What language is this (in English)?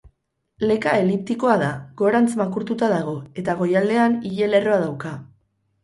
Basque